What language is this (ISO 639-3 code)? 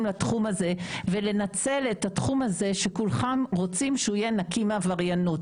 heb